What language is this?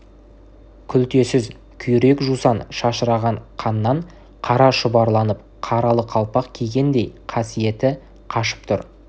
Kazakh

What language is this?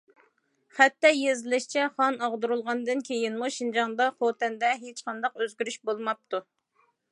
Uyghur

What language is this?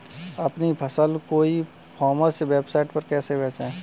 Hindi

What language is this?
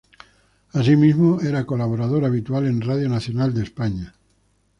Spanish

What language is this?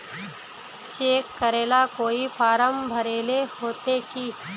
Magahi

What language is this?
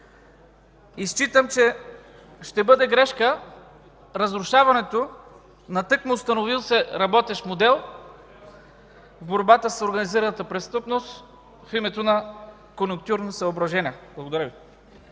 Bulgarian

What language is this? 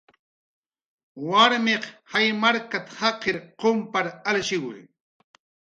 Jaqaru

